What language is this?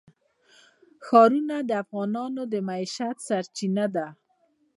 Pashto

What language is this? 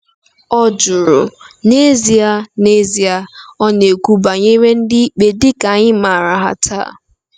Igbo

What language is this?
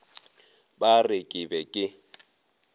Northern Sotho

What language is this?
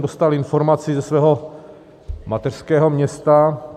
Czech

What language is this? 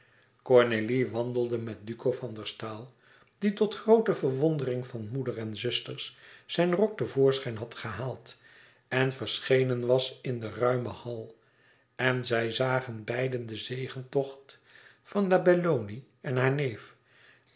Dutch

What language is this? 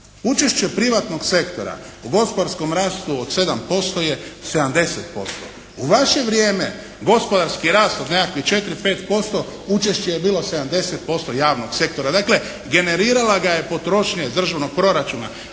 Croatian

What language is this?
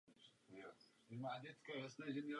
Czech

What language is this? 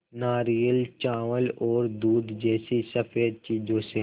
Hindi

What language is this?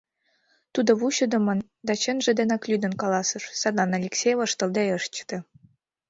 Mari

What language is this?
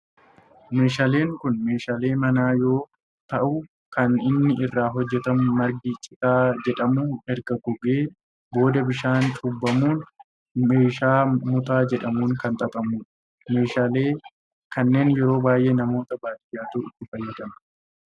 Oromo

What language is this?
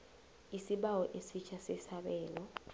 South Ndebele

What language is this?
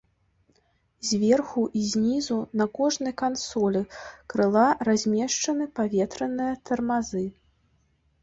Belarusian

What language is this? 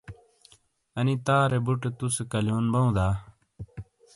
Shina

